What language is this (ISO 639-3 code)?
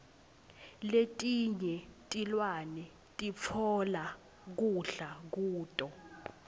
ssw